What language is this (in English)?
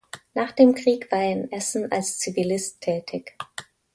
German